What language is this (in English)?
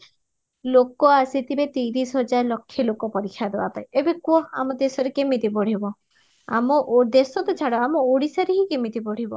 Odia